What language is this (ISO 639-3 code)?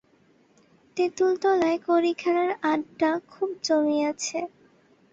ben